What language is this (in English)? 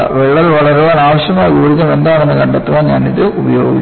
Malayalam